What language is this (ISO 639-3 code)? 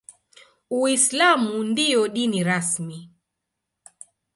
swa